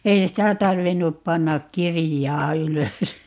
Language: Finnish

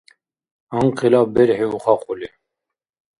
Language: Dargwa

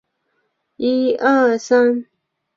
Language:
Chinese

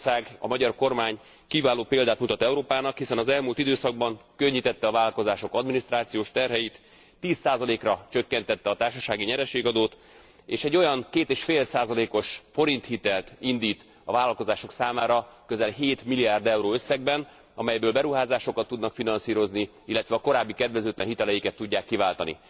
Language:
Hungarian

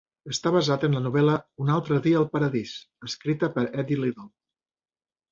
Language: Catalan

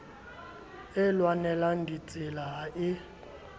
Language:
Southern Sotho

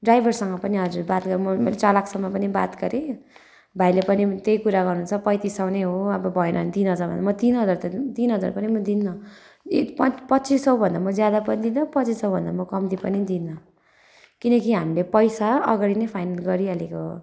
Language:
Nepali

